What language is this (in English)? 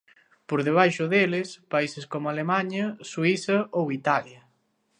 Galician